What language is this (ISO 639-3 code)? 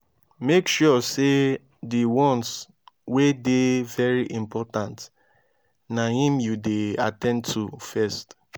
pcm